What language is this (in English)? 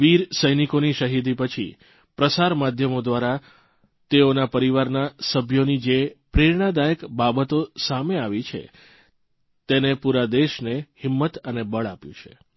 Gujarati